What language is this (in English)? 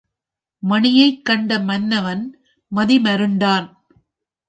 Tamil